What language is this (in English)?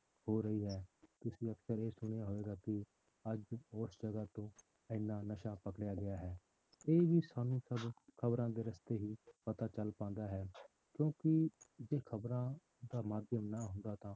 Punjabi